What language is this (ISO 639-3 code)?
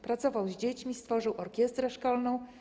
pol